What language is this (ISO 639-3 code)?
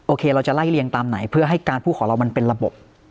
tha